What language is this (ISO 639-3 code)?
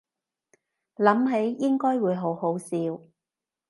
yue